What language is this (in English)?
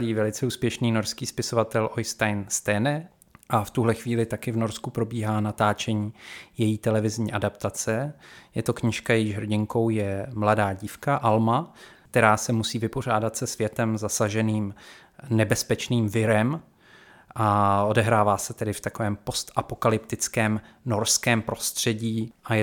Czech